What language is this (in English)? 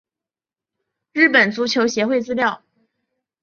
Chinese